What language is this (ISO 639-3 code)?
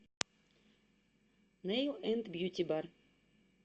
rus